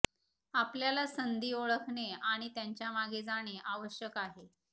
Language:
Marathi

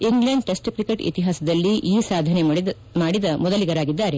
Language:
Kannada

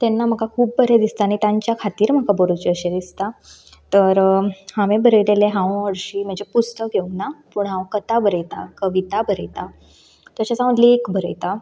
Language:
Konkani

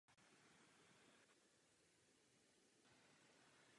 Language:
Czech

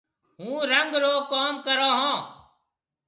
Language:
Marwari (Pakistan)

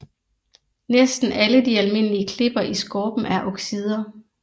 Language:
Danish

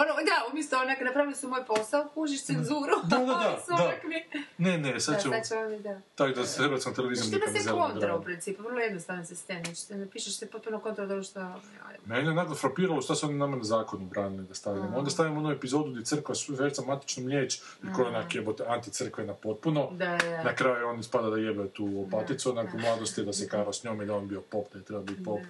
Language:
Croatian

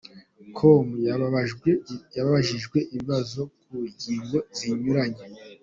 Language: Kinyarwanda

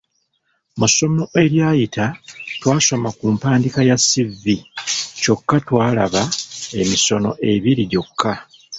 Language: Ganda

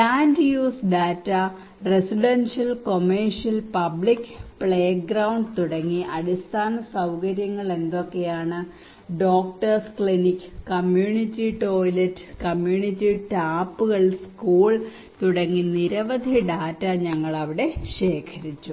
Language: Malayalam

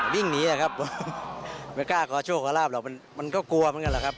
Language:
Thai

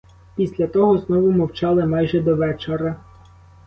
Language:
Ukrainian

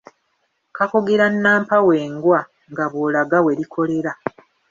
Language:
Ganda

